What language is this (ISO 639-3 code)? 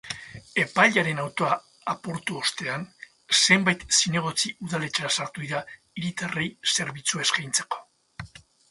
eus